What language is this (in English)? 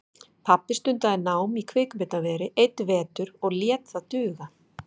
Icelandic